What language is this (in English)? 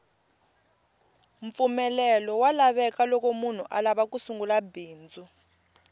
Tsonga